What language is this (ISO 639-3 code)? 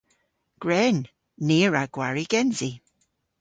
cor